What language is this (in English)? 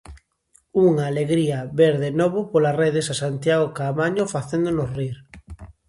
Galician